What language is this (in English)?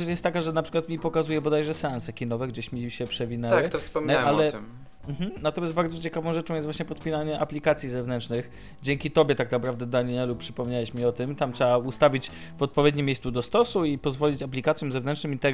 Polish